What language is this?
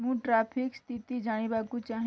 Odia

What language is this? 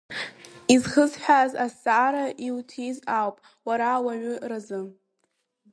Abkhazian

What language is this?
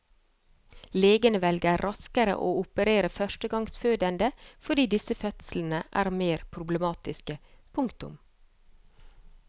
Norwegian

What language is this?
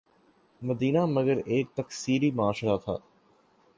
Urdu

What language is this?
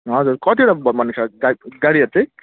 Nepali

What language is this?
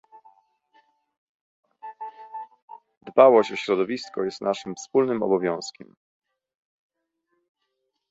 Polish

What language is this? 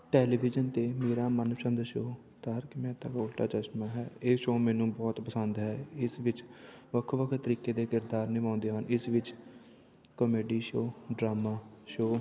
Punjabi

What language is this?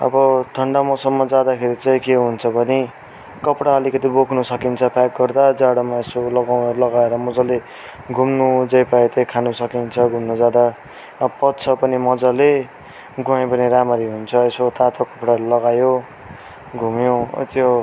Nepali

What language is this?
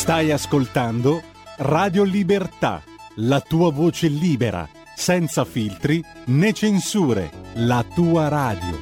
Italian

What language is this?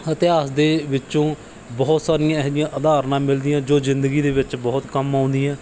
Punjabi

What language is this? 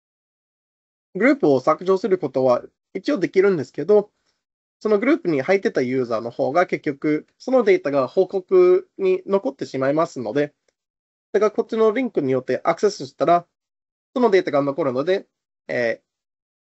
Japanese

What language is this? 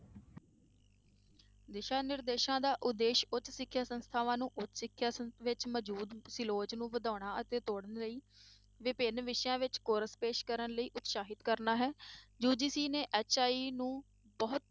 Punjabi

